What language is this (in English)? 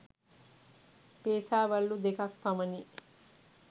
Sinhala